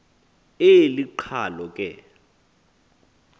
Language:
Xhosa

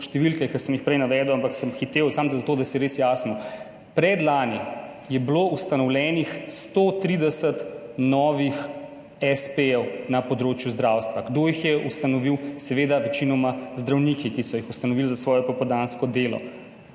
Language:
Slovenian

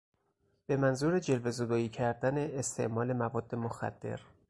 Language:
Persian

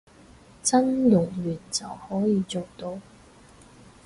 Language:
Cantonese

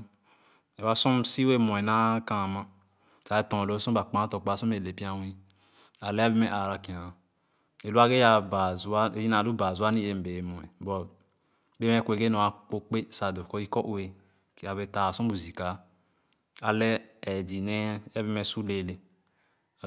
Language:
Khana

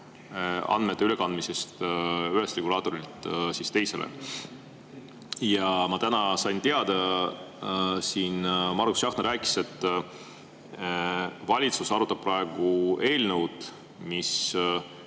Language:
Estonian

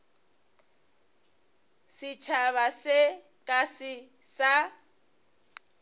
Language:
Northern Sotho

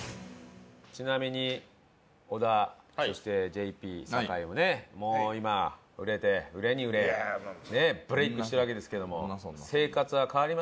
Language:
Japanese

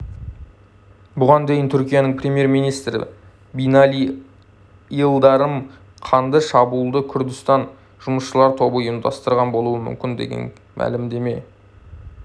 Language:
Kazakh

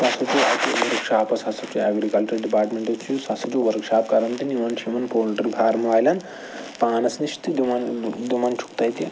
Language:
Kashmiri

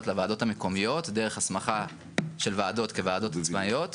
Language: Hebrew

